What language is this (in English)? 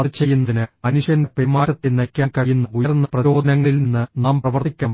Malayalam